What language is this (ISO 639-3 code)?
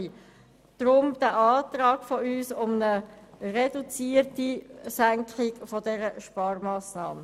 gsw